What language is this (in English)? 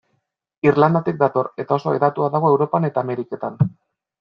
Basque